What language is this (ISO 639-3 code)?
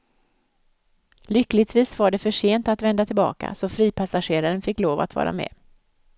swe